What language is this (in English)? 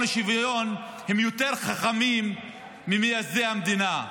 Hebrew